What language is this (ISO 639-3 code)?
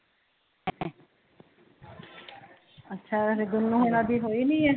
pan